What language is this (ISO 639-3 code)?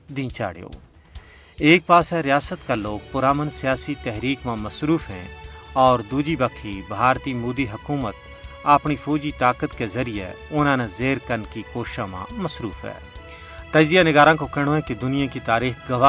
urd